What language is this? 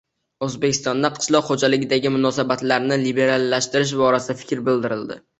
Uzbek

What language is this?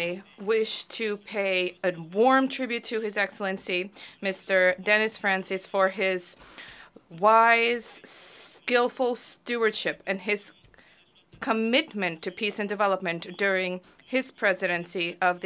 English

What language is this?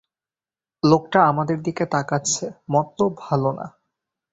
Bangla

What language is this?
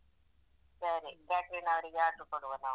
Kannada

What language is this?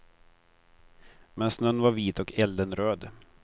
Swedish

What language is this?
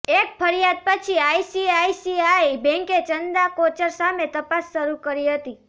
Gujarati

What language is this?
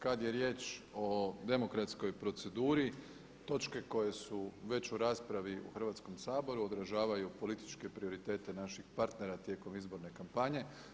Croatian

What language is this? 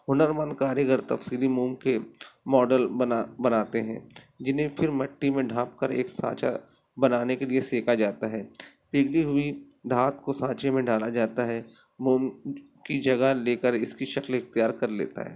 Urdu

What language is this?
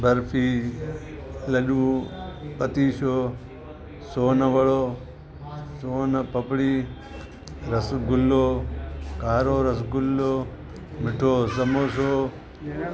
Sindhi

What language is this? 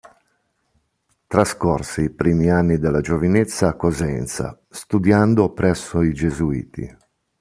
Italian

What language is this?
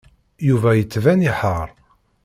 Kabyle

